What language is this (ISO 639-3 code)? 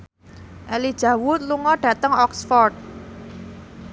jav